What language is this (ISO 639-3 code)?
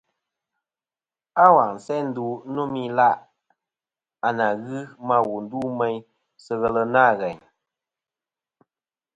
bkm